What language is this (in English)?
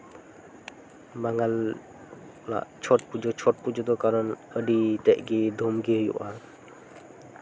Santali